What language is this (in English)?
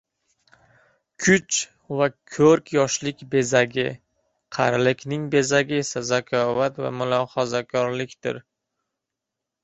Uzbek